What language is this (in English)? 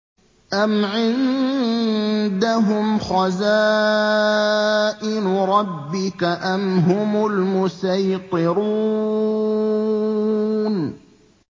Arabic